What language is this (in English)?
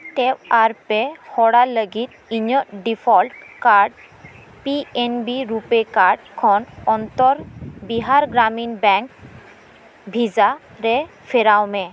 Santali